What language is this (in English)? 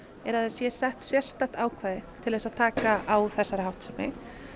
Icelandic